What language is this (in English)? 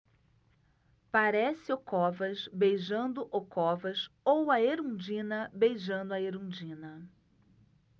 Portuguese